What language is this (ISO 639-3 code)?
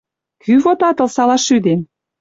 mrj